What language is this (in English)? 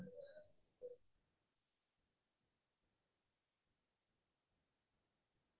Assamese